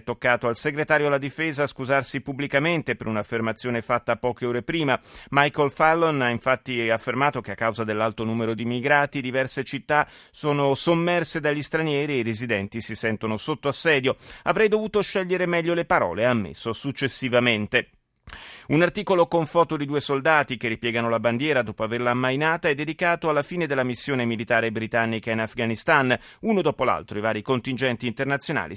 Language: Italian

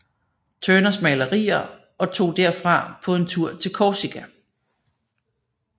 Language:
Danish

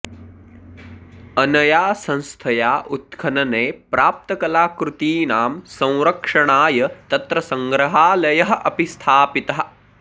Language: Sanskrit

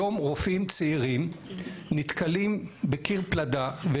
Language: Hebrew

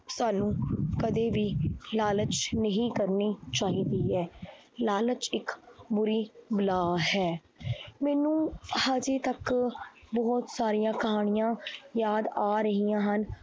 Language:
Punjabi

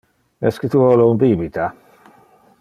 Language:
Interlingua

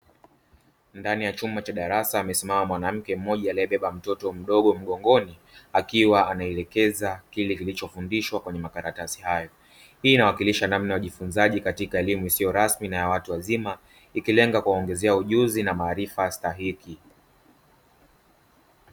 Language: Swahili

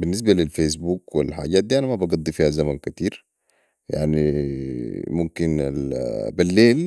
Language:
Sudanese Arabic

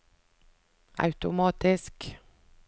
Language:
Norwegian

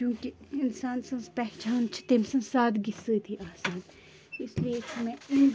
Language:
Kashmiri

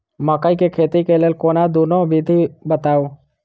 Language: Maithili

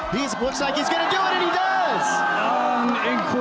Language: Indonesian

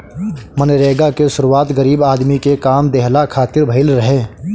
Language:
Bhojpuri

